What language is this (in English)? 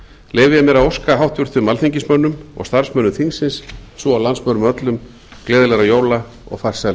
Icelandic